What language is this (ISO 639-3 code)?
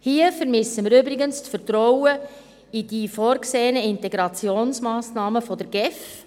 gsw